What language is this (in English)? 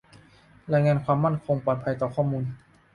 Thai